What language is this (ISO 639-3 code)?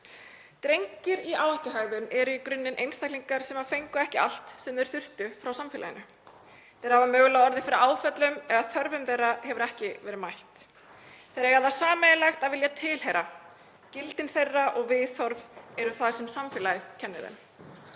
isl